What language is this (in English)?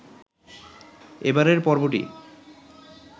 Bangla